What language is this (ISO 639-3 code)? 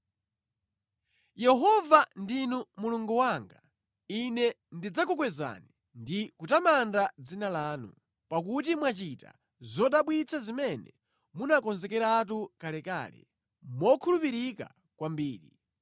nya